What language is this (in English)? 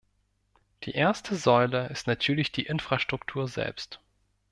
German